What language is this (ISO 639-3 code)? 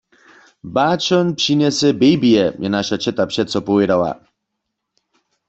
hsb